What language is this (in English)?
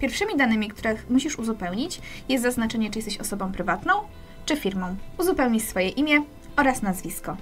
Polish